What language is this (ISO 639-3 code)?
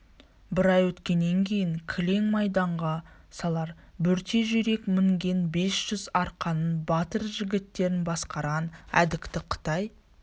kaz